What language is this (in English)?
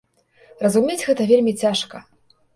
Belarusian